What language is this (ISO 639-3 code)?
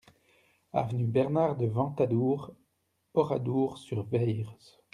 fra